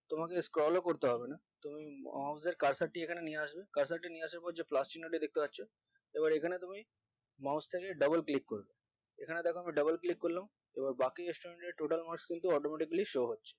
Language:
Bangla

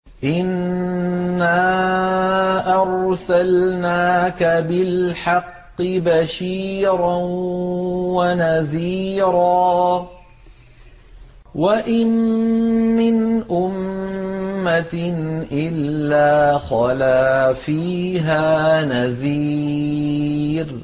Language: Arabic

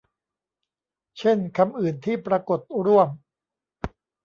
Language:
Thai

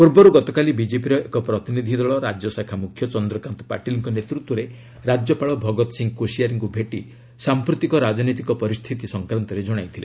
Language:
Odia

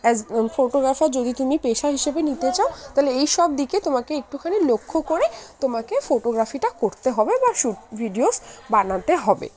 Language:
Bangla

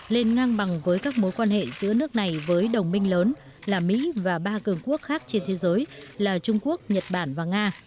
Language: Vietnamese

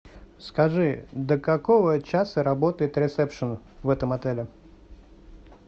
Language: Russian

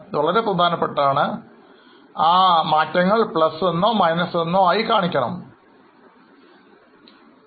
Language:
Malayalam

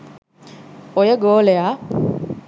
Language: Sinhala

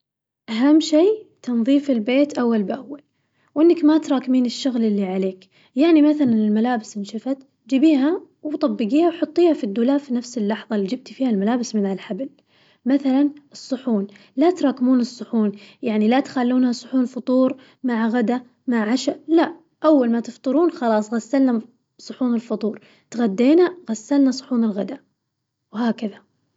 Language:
Najdi Arabic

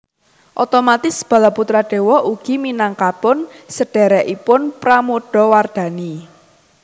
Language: Javanese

